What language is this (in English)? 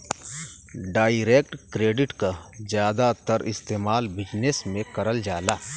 Bhojpuri